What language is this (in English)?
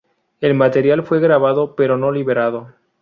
Spanish